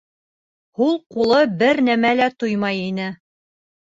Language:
Bashkir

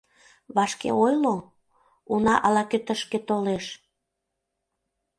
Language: Mari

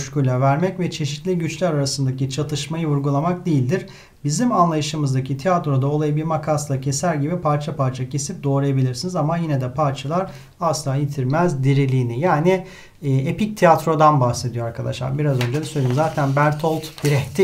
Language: Turkish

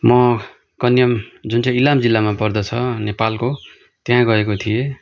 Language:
Nepali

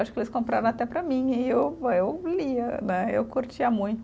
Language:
Portuguese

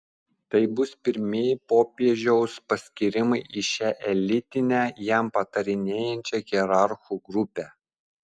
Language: Lithuanian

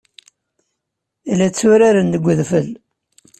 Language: Kabyle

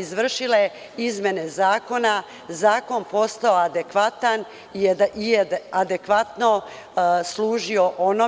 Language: Serbian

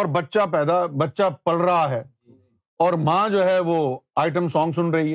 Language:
Urdu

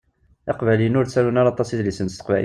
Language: Kabyle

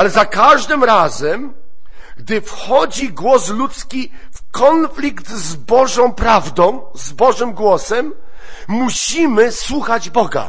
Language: Polish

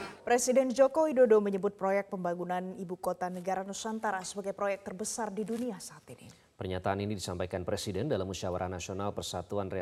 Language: Indonesian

